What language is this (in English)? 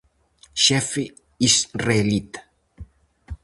Galician